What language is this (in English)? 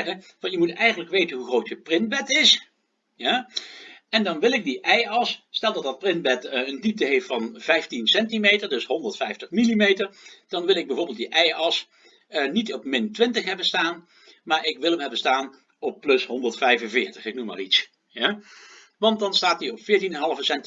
Dutch